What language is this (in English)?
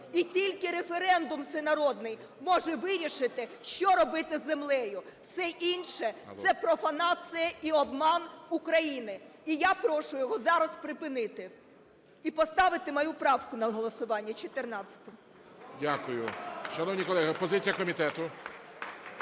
Ukrainian